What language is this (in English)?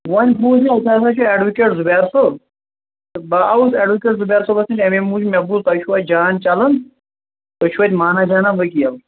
Kashmiri